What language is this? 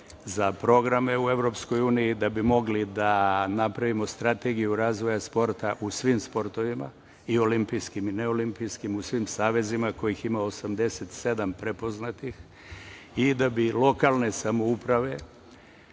Serbian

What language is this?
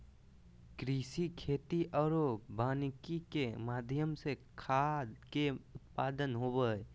Magahi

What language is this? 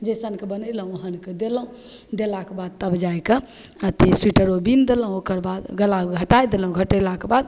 Maithili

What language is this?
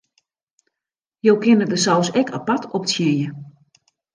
Western Frisian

